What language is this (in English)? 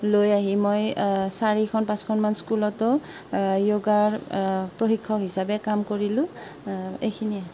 Assamese